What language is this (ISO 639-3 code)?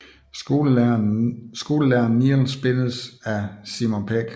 dan